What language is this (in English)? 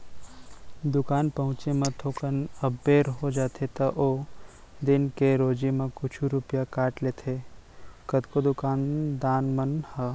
Chhattisgarhi